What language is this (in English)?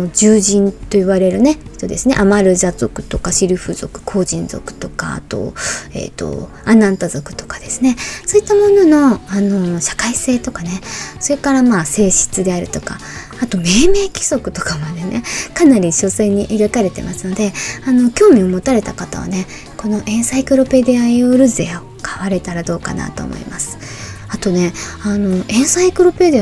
Japanese